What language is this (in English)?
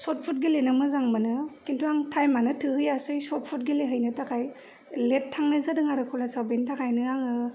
Bodo